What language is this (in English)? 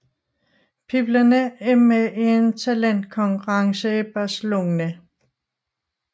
Danish